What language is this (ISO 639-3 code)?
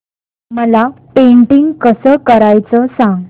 mar